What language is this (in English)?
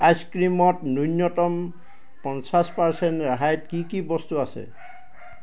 Assamese